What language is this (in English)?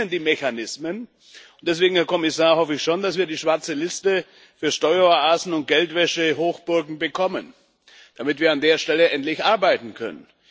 German